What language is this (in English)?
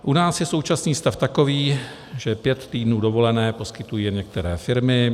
Czech